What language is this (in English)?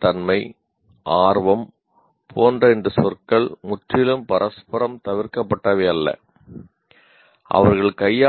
Tamil